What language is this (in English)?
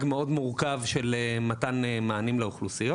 Hebrew